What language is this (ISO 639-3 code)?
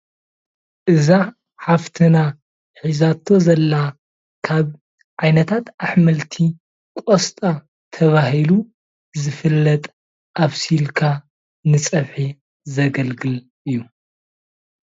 tir